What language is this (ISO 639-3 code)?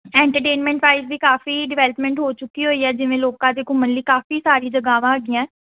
pan